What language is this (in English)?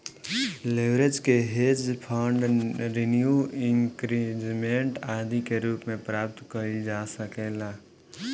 Bhojpuri